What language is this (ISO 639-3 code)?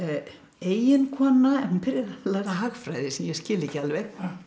isl